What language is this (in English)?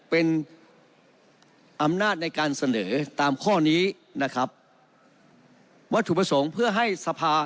Thai